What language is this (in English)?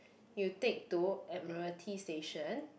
English